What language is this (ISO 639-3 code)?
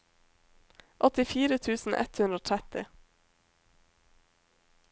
nor